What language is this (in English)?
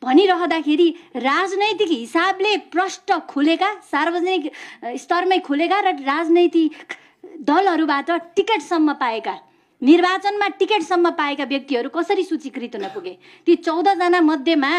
Indonesian